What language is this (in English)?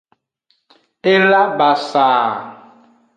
Aja (Benin)